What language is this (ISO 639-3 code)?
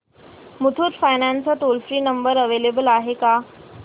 mar